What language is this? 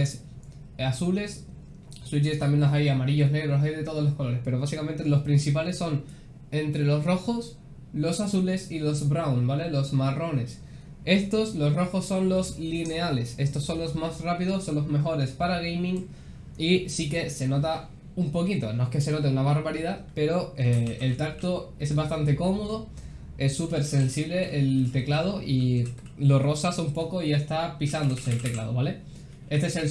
Spanish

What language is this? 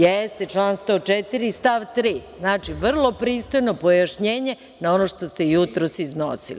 Serbian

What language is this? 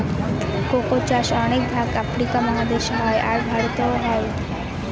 Bangla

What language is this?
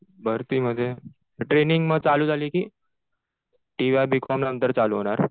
Marathi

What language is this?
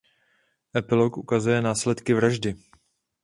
Czech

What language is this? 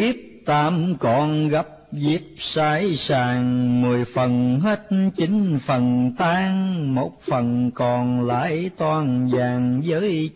Vietnamese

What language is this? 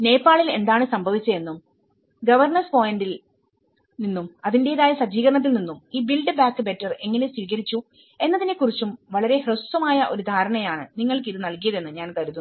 Malayalam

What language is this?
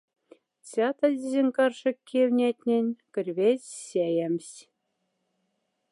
Moksha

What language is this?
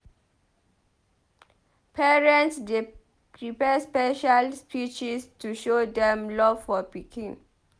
Nigerian Pidgin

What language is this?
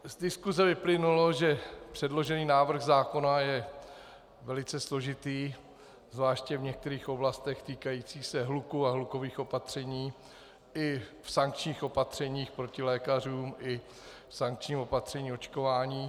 Czech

